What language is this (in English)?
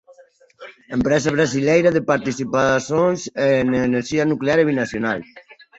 Portuguese